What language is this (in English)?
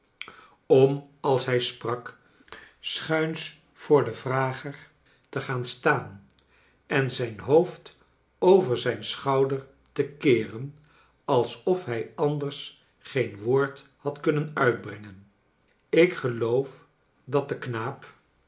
Dutch